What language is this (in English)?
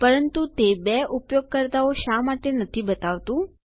Gujarati